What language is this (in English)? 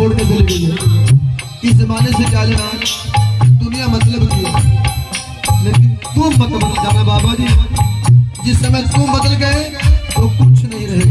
Arabic